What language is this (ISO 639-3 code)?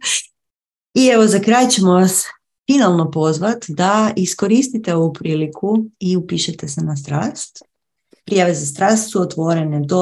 hrv